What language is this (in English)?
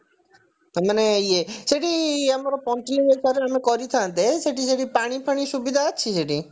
Odia